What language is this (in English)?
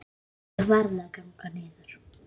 Icelandic